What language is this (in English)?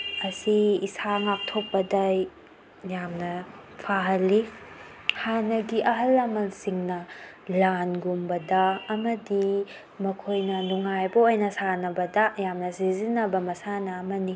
Manipuri